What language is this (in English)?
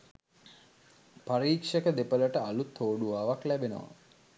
Sinhala